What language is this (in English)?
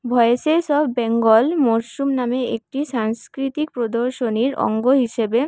Bangla